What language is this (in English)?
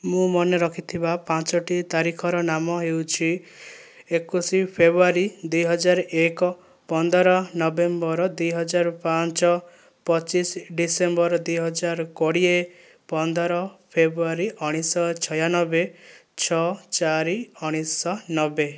Odia